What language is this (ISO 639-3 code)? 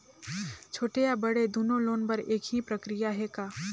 hne